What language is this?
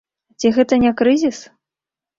Belarusian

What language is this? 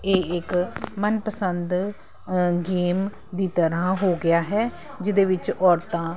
Punjabi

